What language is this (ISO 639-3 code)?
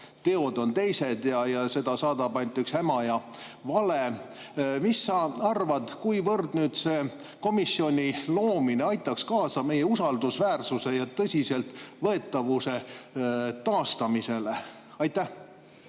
est